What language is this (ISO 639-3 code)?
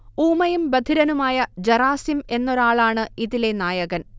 mal